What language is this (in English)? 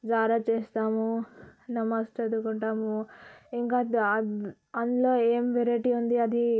Telugu